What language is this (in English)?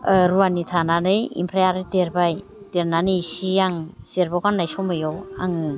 Bodo